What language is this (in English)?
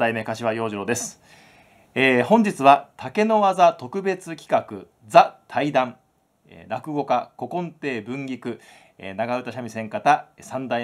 Japanese